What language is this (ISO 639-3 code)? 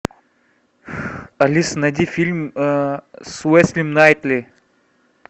rus